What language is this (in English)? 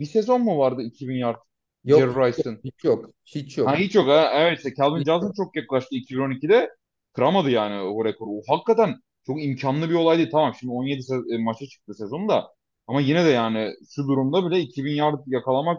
Turkish